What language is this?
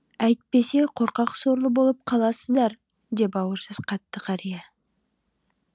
Kazakh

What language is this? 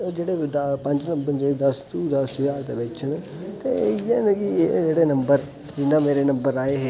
Dogri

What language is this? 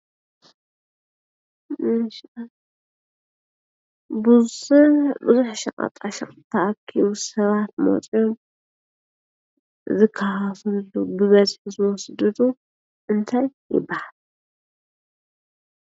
Tigrinya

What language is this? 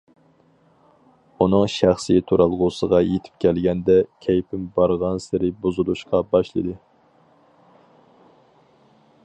Uyghur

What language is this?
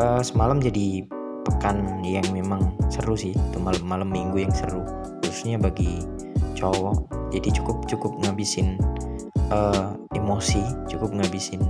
Indonesian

